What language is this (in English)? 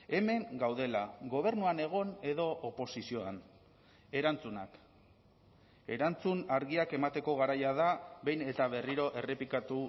Basque